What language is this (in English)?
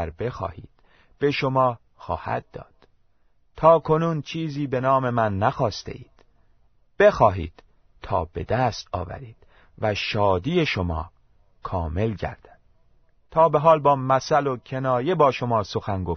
Persian